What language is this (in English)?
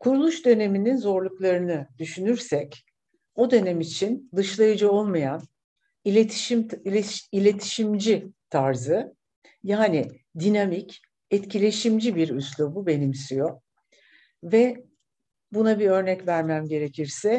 Turkish